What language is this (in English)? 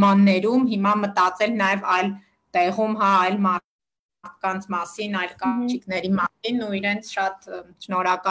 Romanian